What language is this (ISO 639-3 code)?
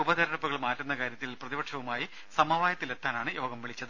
mal